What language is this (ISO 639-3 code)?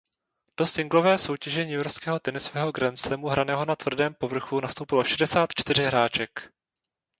ces